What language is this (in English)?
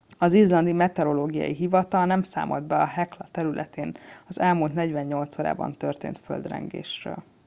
Hungarian